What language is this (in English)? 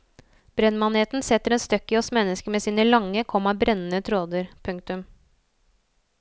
Norwegian